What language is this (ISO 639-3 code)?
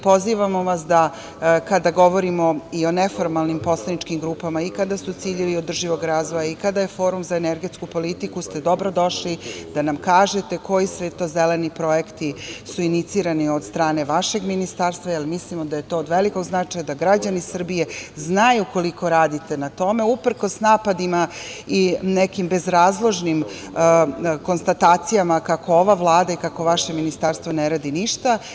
srp